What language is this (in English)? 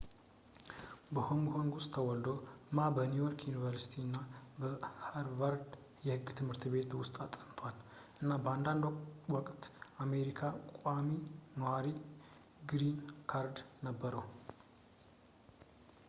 Amharic